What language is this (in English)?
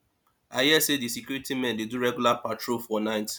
Nigerian Pidgin